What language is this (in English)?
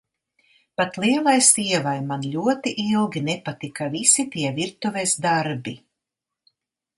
Latvian